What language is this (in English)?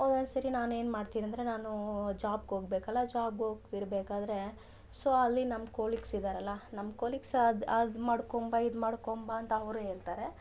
Kannada